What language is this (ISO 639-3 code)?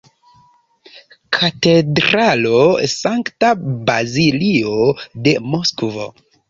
epo